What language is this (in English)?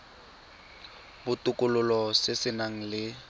Tswana